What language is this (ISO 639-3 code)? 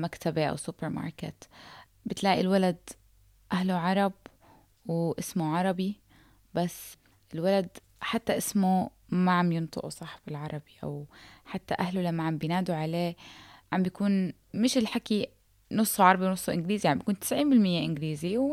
ara